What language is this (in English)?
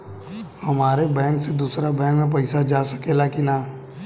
Bhojpuri